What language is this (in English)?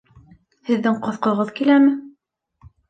Bashkir